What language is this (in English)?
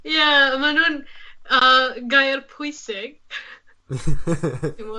Welsh